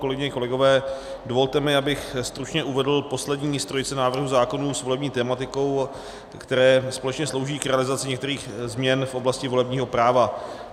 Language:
Czech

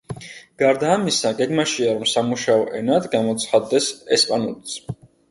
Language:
Georgian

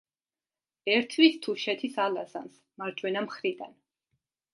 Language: Georgian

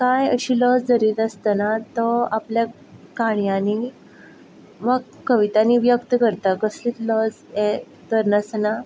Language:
Konkani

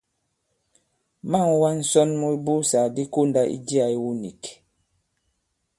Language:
Bankon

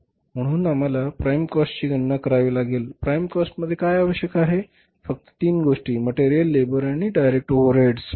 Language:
Marathi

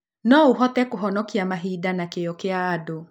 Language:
Kikuyu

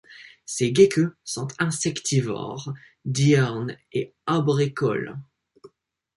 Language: French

